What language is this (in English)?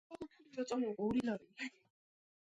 Georgian